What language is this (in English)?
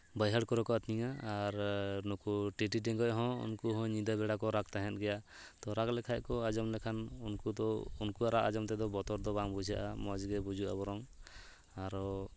Santali